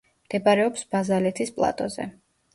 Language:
Georgian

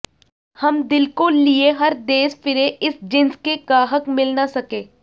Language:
Punjabi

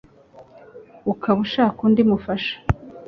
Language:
Kinyarwanda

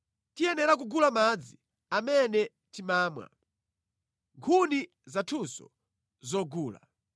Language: Nyanja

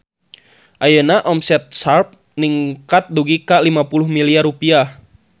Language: Sundanese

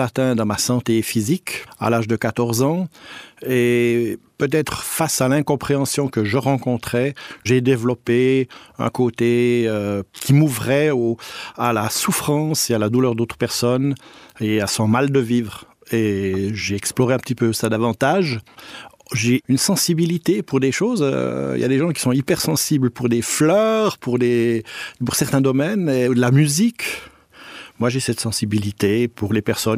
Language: French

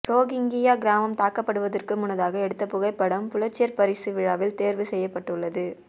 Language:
Tamil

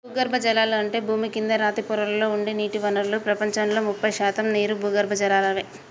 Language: Telugu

